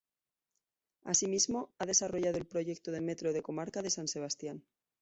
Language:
Spanish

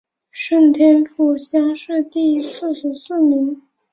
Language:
Chinese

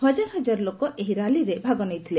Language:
Odia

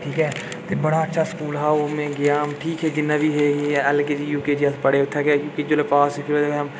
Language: Dogri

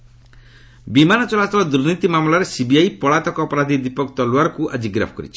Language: Odia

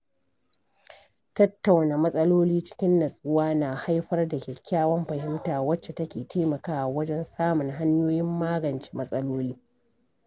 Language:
Hausa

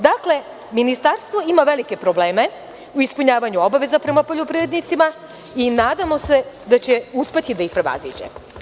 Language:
Serbian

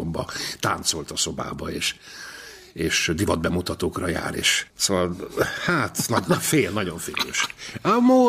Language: Hungarian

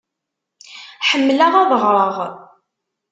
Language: Kabyle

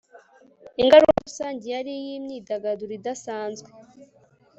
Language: Kinyarwanda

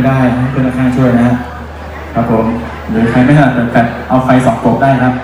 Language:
Thai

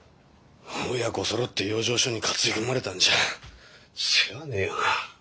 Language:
Japanese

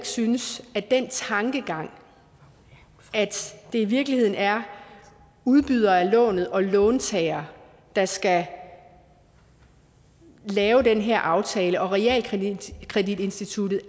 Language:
Danish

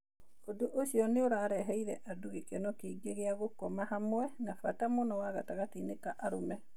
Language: Kikuyu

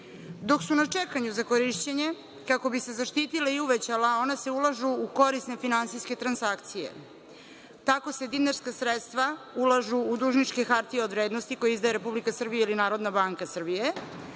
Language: Serbian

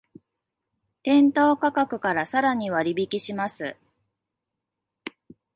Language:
Japanese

